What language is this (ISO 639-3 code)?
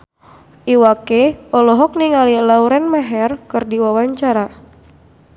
sun